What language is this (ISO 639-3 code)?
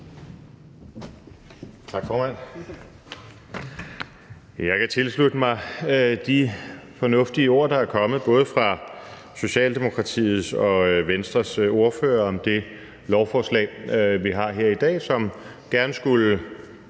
dan